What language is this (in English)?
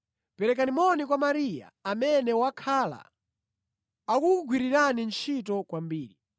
Nyanja